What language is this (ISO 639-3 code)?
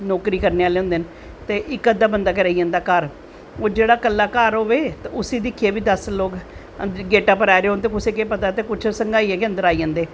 doi